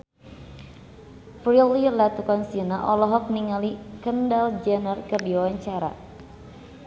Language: Sundanese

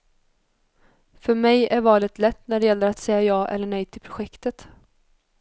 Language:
Swedish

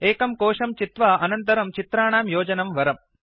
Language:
Sanskrit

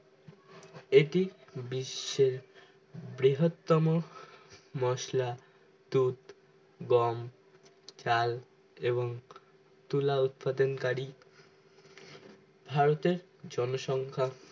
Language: Bangla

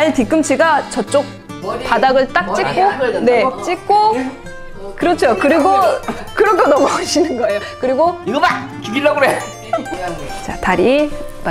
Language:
Korean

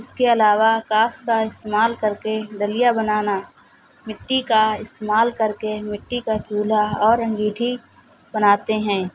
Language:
Urdu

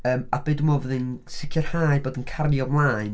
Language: Welsh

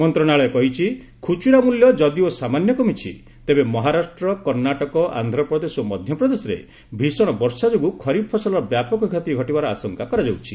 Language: Odia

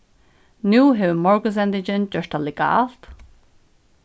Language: Faroese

